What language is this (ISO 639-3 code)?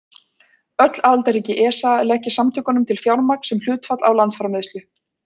isl